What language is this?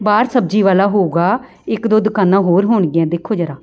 Punjabi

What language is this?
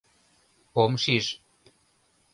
Mari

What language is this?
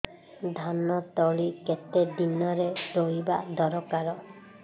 Odia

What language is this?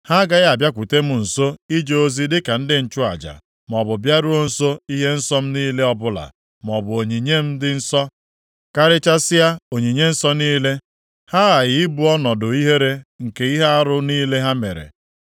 Igbo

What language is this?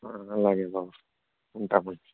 Telugu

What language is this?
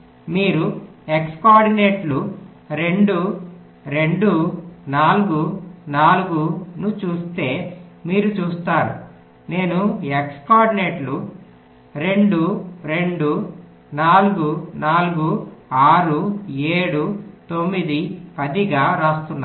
Telugu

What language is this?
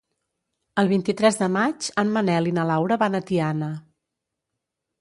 Catalan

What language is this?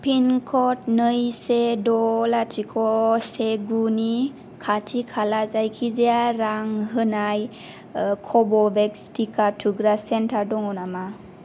Bodo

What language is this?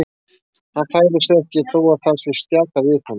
Icelandic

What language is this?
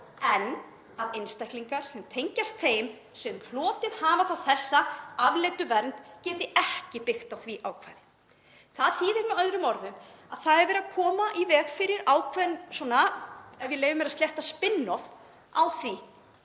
Icelandic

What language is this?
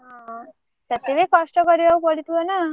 Odia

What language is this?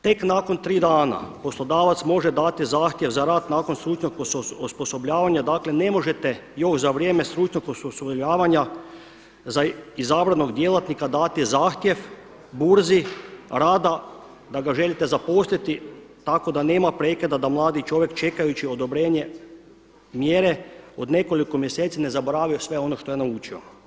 Croatian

